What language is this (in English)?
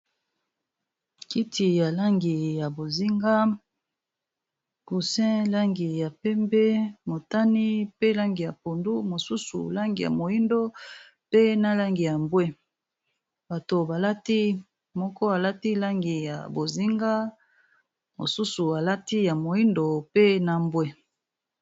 Lingala